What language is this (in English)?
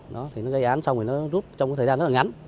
Vietnamese